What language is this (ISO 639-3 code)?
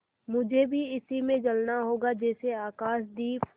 hin